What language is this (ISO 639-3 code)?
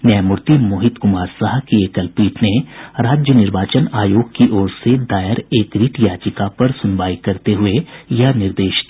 hin